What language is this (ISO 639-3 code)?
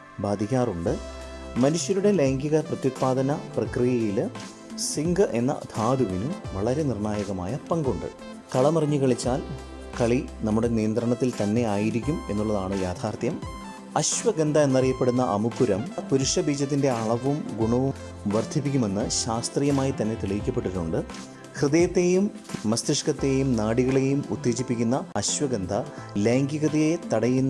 mal